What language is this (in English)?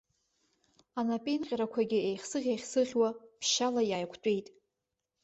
Abkhazian